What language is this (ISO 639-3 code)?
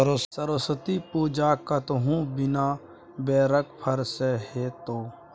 mai